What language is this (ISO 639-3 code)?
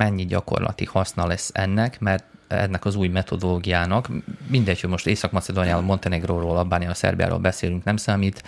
hun